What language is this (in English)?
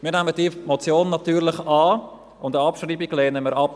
Swiss German